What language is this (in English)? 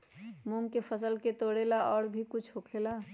Magahi